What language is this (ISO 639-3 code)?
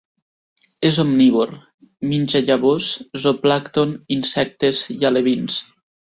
cat